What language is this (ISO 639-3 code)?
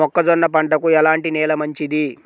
tel